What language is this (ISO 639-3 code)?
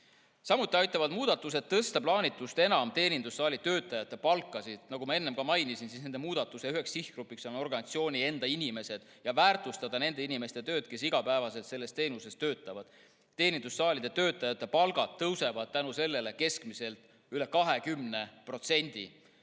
est